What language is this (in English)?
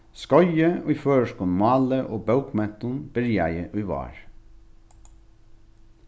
Faroese